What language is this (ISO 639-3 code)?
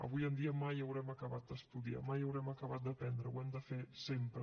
cat